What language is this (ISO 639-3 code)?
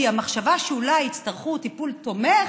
heb